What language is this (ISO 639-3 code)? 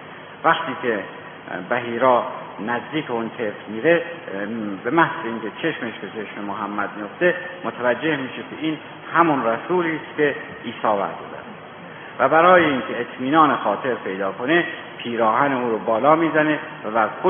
fas